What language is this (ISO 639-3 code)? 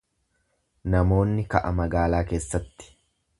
orm